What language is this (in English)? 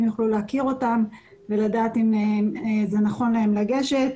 Hebrew